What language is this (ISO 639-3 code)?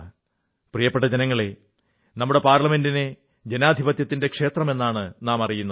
mal